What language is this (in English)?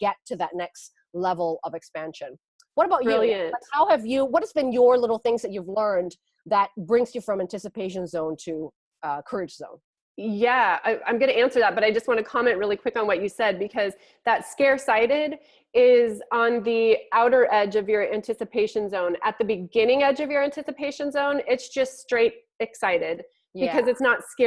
English